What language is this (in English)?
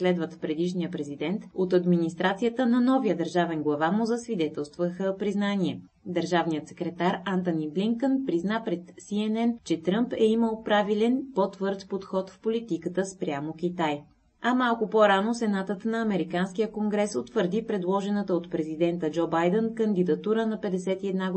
Bulgarian